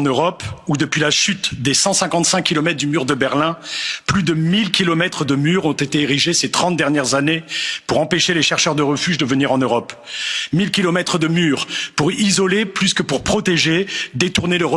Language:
French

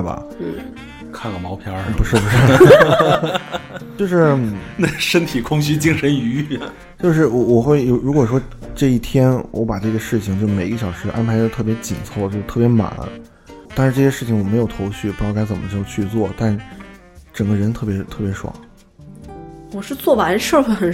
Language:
Chinese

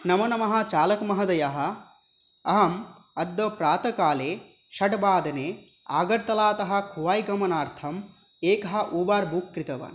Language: Sanskrit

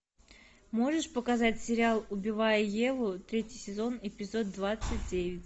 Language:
Russian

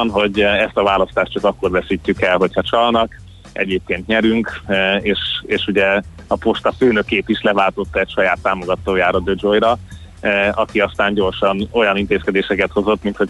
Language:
Hungarian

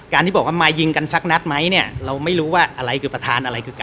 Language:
Thai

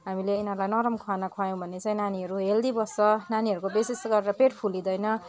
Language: Nepali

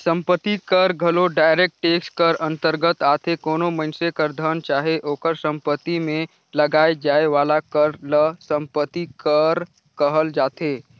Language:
Chhattisgarhi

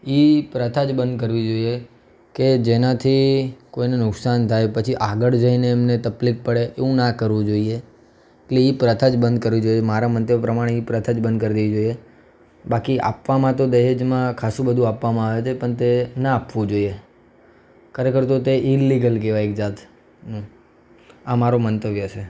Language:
Gujarati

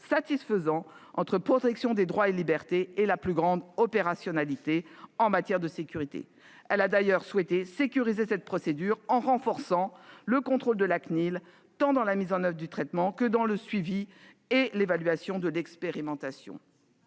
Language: French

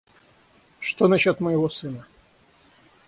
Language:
Russian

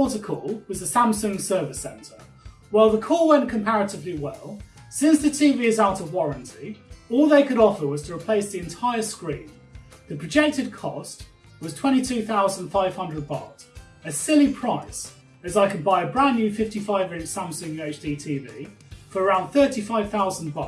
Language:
English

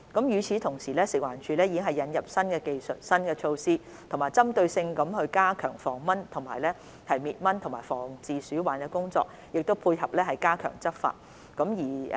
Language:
Cantonese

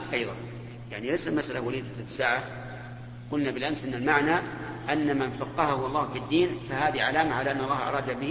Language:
Arabic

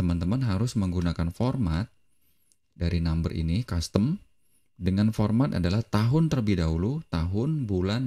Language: Indonesian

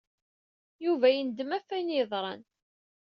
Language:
Kabyle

